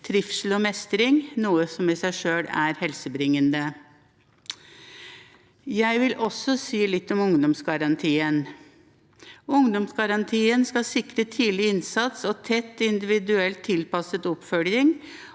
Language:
Norwegian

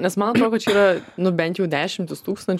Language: Lithuanian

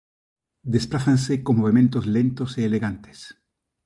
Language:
Galician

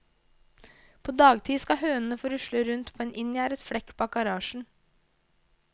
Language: Norwegian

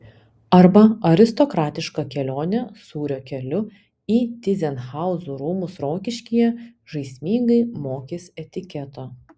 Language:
Lithuanian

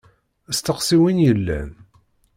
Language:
Kabyle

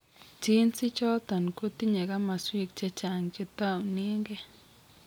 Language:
Kalenjin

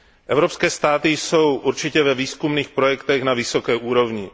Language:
Czech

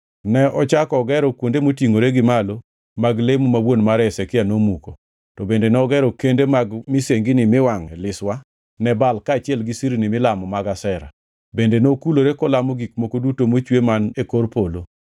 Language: Luo (Kenya and Tanzania)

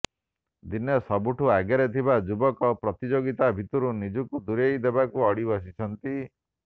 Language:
Odia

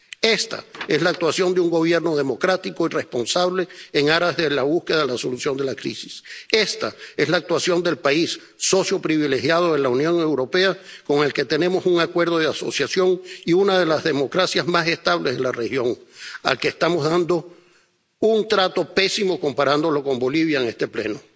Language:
Spanish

